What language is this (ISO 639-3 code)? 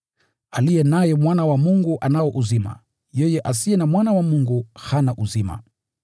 swa